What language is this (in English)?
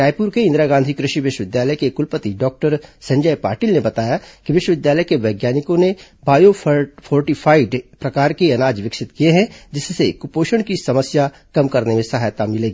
Hindi